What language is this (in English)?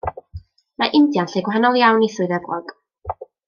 Welsh